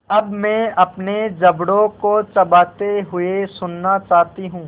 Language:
Hindi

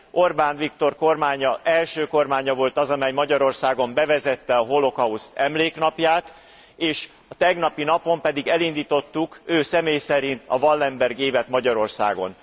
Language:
Hungarian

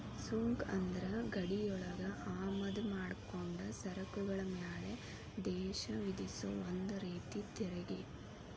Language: Kannada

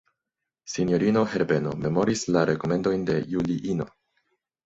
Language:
Esperanto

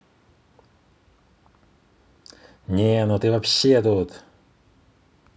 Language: Russian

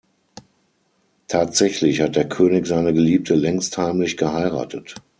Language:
German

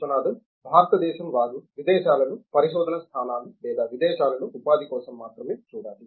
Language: Telugu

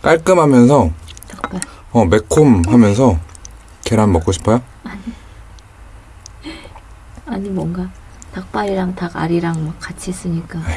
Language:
Korean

